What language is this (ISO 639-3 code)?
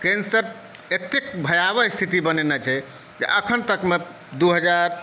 mai